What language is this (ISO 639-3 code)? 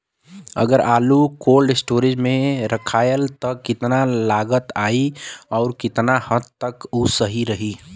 bho